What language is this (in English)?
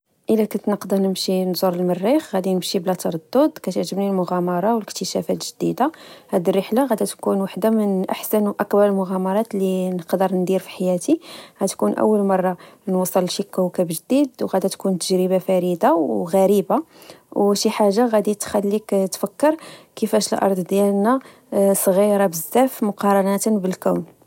Moroccan Arabic